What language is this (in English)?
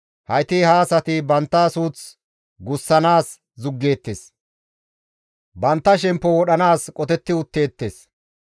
Gamo